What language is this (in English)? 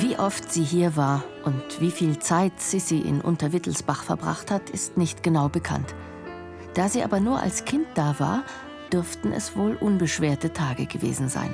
German